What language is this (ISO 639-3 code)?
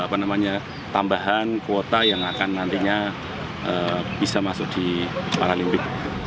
ind